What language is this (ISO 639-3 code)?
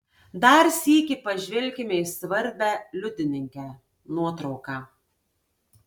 lit